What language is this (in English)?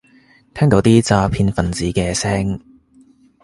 Cantonese